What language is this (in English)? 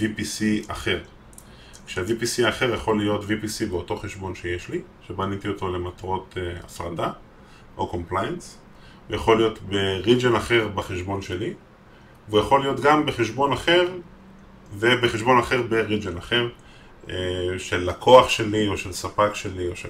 Hebrew